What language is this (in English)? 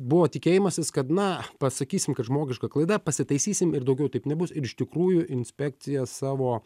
Lithuanian